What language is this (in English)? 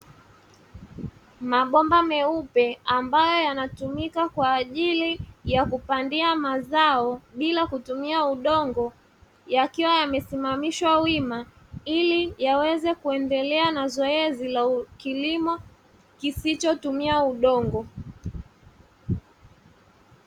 Swahili